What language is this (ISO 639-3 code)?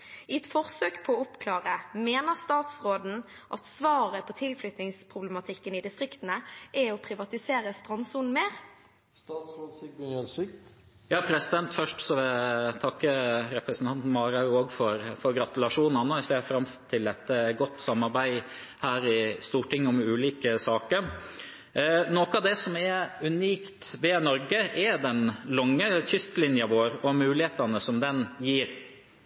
nob